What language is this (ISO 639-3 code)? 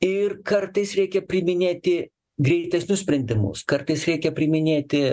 lit